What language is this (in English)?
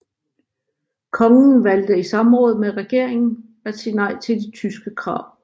Danish